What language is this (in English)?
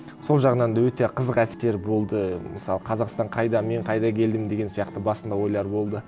Kazakh